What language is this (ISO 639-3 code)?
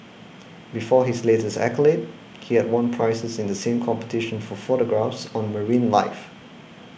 eng